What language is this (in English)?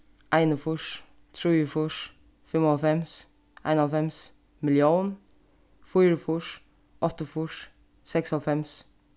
Faroese